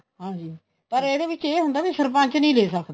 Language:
Punjabi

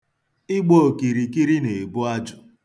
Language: Igbo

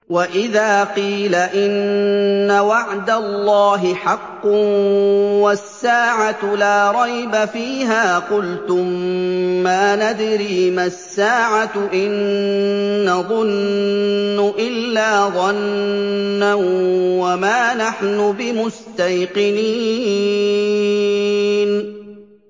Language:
Arabic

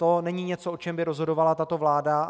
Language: Czech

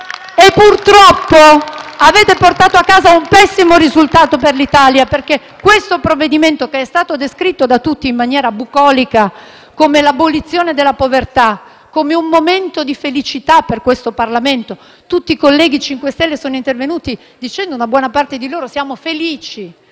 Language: Italian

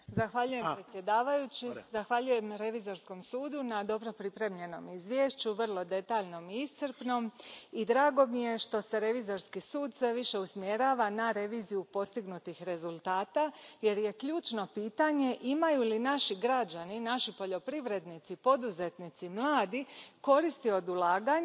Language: Croatian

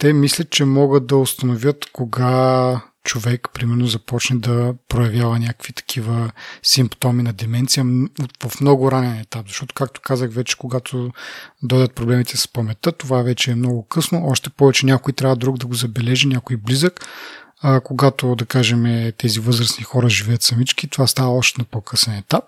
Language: Bulgarian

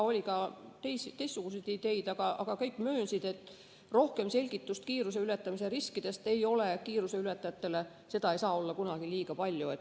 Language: Estonian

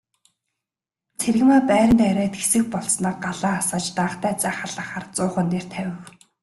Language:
Mongolian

